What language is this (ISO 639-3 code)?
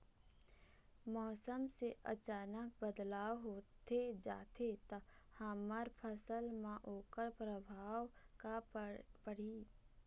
hne